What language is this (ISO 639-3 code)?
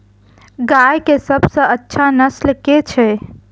mai